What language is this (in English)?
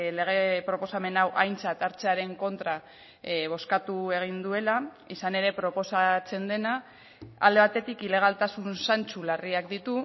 Basque